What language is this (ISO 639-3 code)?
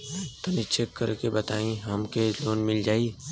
bho